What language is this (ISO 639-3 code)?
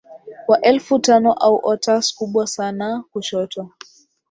swa